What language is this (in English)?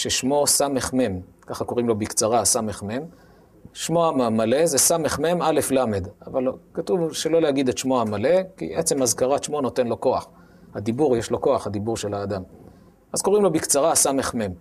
Hebrew